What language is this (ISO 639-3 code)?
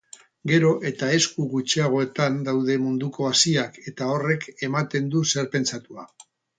eus